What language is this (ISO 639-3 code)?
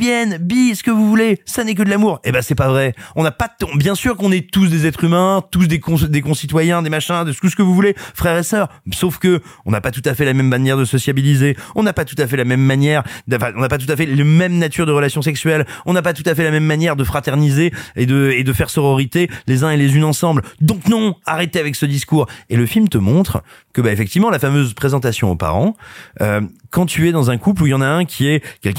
fra